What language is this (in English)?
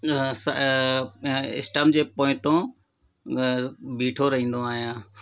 Sindhi